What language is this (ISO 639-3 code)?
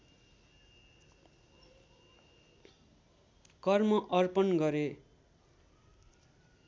nep